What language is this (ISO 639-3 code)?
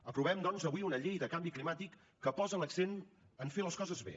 cat